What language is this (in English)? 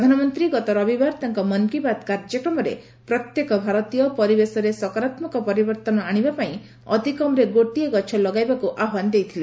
Odia